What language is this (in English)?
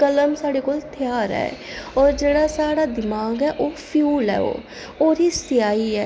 Dogri